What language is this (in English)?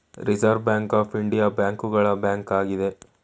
Kannada